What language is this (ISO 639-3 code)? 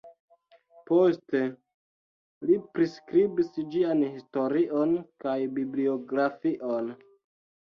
epo